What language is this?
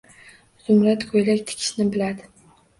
Uzbek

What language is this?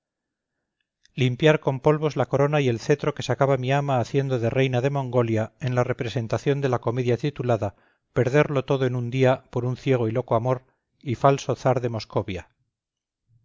Spanish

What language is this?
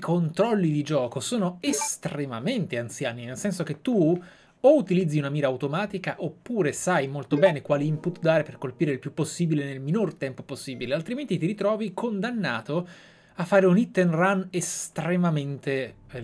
Italian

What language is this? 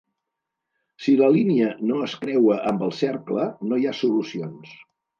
Catalan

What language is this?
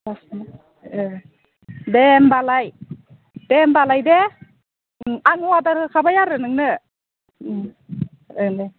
Bodo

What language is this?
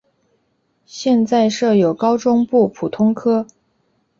Chinese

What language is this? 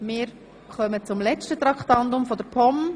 Swiss German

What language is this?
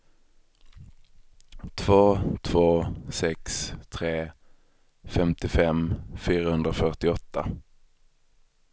Swedish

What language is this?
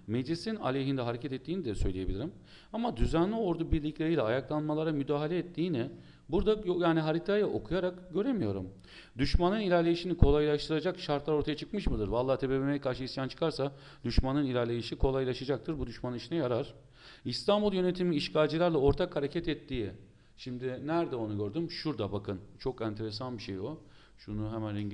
Turkish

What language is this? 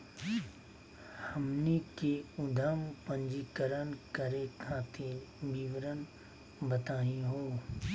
Magahi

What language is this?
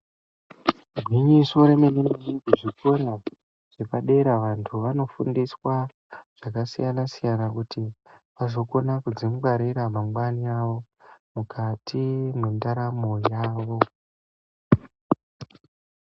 Ndau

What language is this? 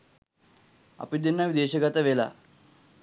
Sinhala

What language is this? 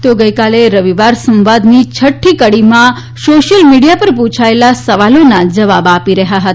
Gujarati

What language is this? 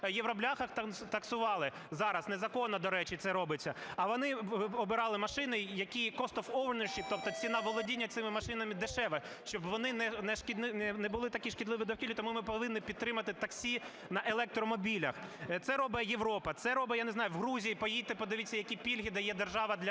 Ukrainian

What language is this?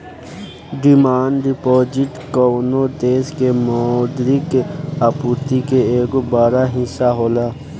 Bhojpuri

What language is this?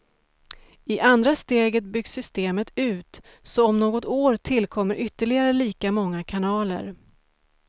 Swedish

